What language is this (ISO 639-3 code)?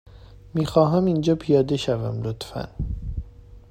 fas